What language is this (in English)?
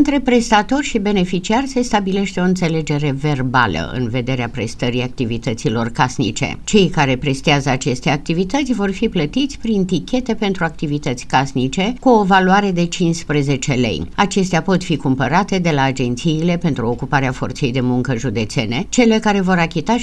Romanian